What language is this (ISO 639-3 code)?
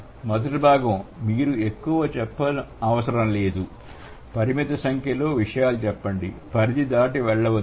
tel